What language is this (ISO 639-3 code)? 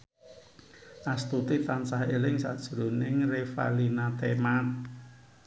jav